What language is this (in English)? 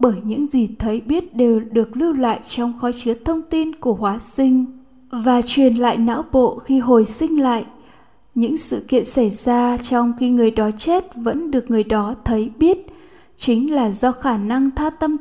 Vietnamese